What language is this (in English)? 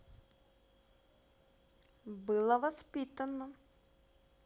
Russian